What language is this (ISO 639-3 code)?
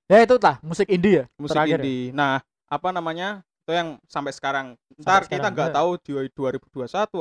ind